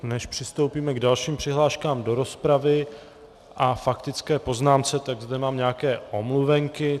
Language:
Czech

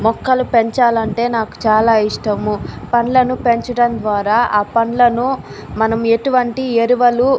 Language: Telugu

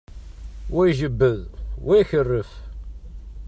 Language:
Kabyle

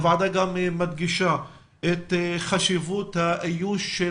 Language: Hebrew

